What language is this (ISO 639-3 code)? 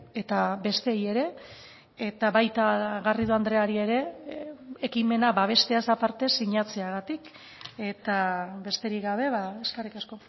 eus